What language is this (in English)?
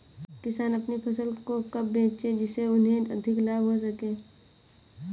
Hindi